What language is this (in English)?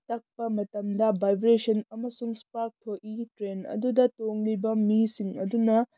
Manipuri